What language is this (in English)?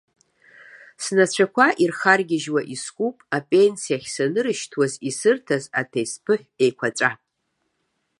Abkhazian